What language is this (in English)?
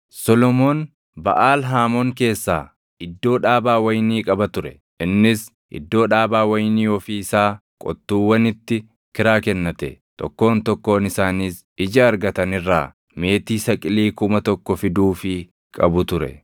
Oromo